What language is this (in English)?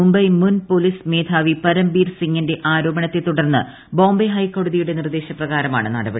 Malayalam